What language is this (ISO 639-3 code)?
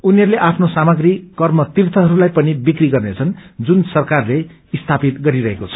nep